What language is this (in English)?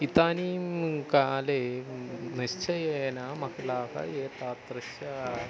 Sanskrit